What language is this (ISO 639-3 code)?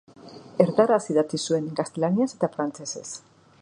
eus